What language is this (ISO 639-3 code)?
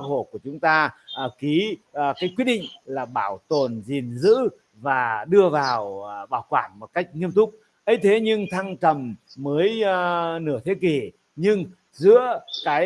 vie